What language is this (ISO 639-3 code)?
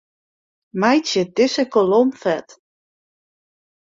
fry